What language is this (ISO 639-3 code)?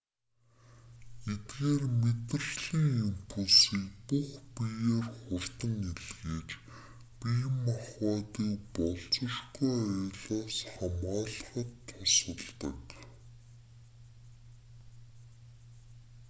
mon